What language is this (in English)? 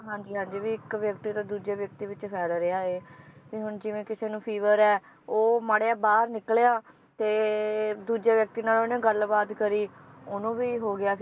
Punjabi